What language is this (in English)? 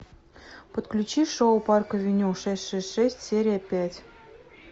Russian